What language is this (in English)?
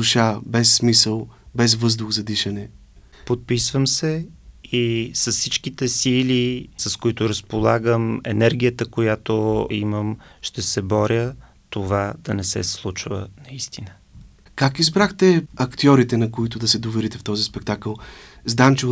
Bulgarian